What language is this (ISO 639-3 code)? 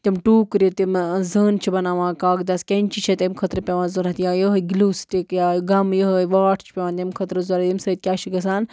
kas